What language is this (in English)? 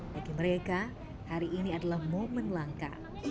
Indonesian